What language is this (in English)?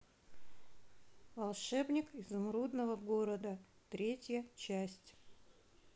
Russian